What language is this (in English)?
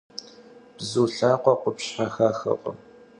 Kabardian